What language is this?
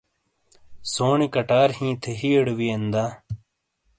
Shina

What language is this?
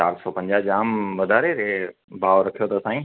Sindhi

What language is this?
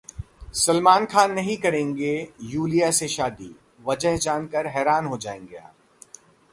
Hindi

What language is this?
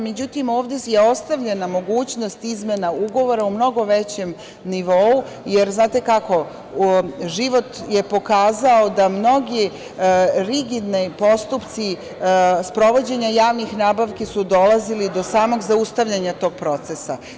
Serbian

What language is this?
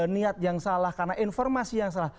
Indonesian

